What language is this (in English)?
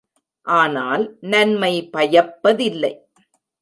Tamil